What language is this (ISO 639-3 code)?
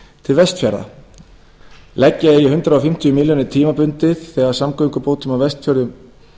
isl